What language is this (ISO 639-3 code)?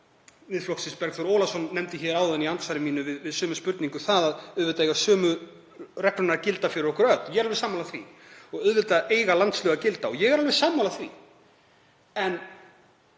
isl